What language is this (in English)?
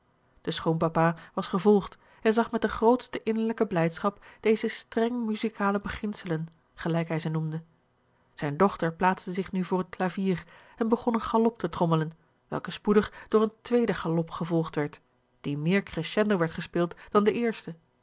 Dutch